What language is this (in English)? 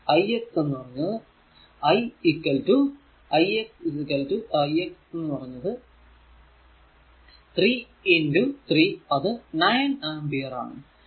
Malayalam